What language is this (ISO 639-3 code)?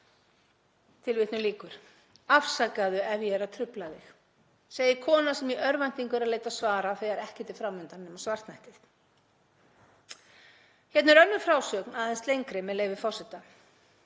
isl